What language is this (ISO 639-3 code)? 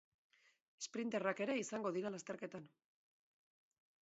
eus